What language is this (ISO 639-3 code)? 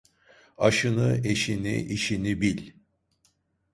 tur